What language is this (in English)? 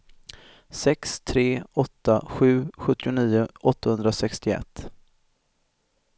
Swedish